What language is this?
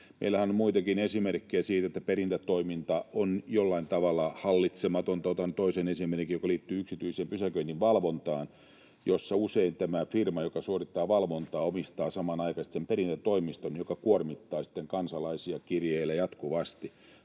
Finnish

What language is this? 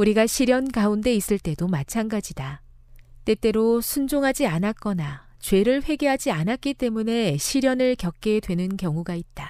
Korean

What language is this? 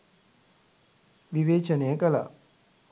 Sinhala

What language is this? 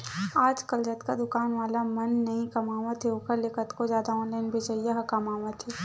Chhattisgarhi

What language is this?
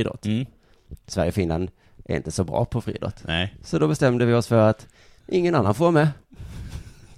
Swedish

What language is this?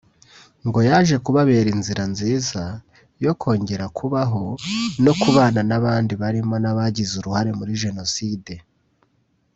Kinyarwanda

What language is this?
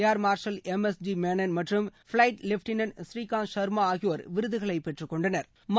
Tamil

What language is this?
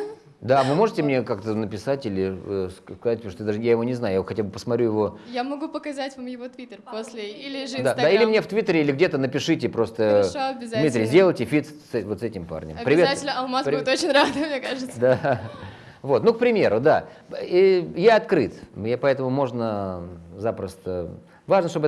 Russian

